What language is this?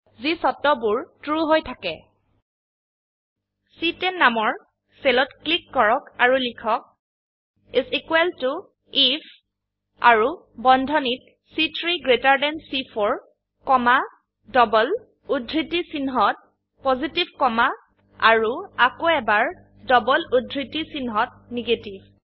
Assamese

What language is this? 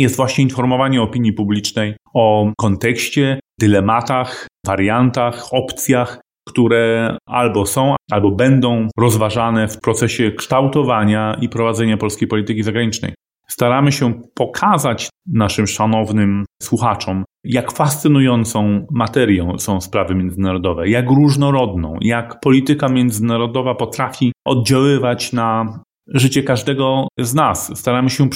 Polish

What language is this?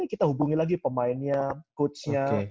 Indonesian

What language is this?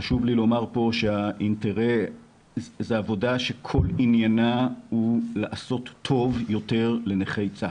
Hebrew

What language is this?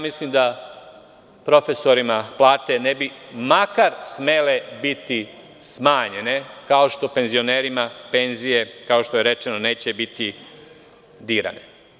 Serbian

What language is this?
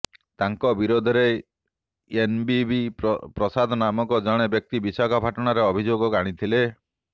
Odia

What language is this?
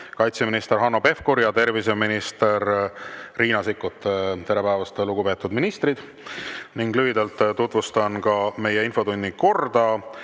Estonian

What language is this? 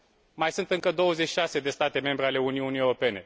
Romanian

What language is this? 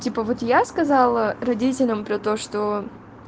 Russian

